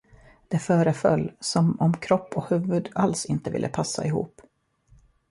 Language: Swedish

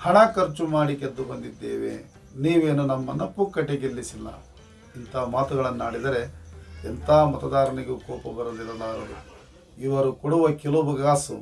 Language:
Kannada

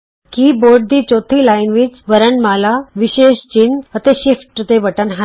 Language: Punjabi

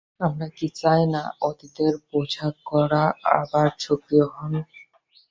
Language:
Bangla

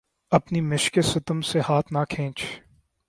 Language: Urdu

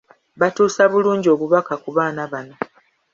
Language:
Ganda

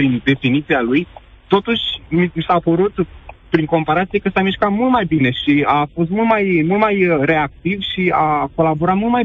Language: Romanian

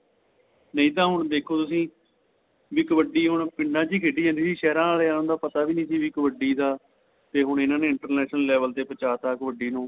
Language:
Punjabi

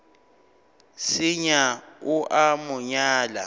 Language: Northern Sotho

